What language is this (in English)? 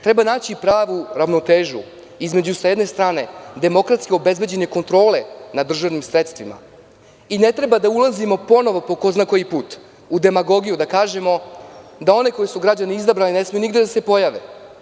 Serbian